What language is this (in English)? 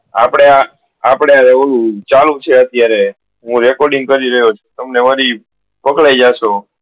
Gujarati